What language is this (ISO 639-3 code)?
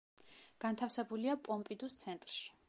kat